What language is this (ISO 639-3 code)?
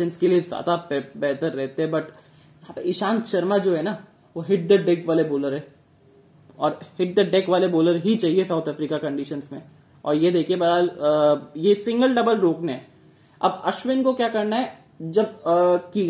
hin